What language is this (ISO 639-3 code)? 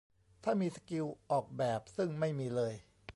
tha